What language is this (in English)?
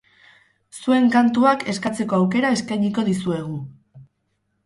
Basque